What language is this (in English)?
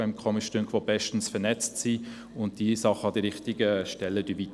Swiss German